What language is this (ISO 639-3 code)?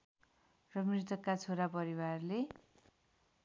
nep